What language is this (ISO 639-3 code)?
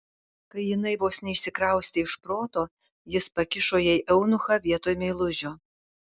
lit